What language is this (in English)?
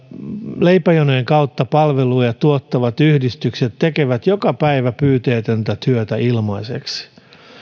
Finnish